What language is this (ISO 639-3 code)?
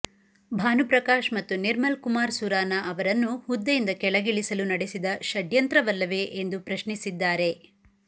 kan